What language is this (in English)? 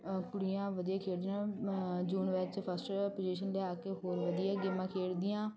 Punjabi